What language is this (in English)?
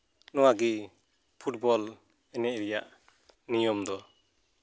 Santali